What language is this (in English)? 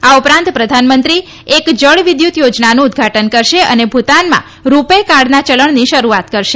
Gujarati